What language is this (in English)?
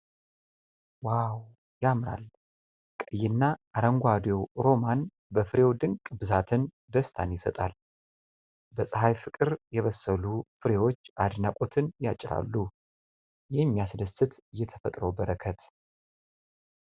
Amharic